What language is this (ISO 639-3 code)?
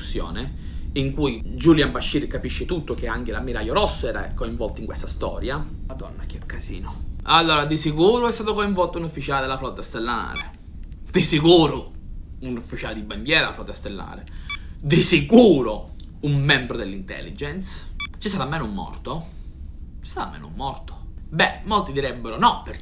ita